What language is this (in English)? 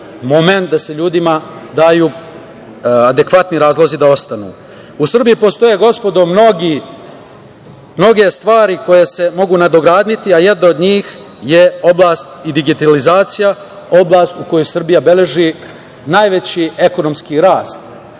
Serbian